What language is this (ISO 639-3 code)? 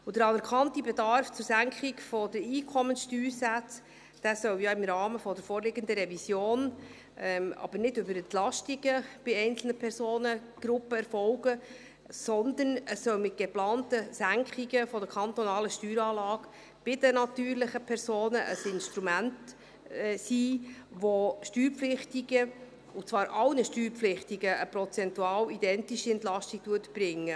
gsw